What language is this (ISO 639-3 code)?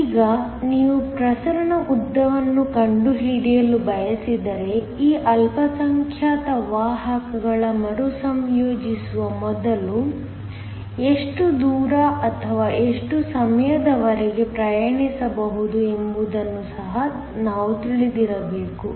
kan